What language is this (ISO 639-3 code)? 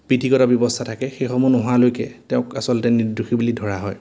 asm